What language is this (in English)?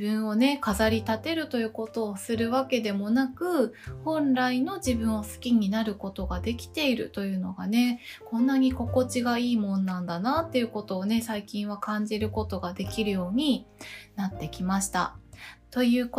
Japanese